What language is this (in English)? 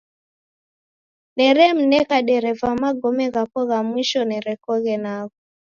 Taita